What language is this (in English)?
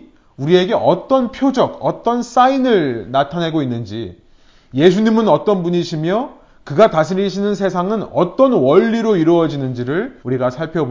Korean